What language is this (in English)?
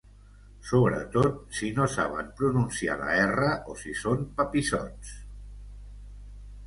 Catalan